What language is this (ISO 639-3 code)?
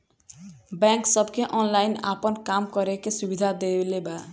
bho